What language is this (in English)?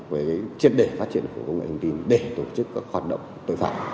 Vietnamese